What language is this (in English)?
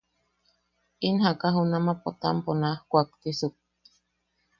Yaqui